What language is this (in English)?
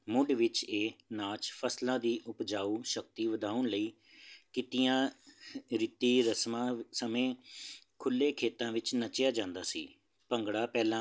Punjabi